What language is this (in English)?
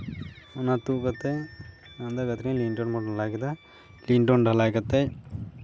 Santali